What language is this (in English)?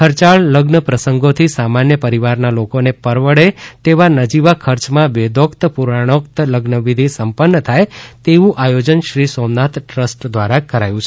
Gujarati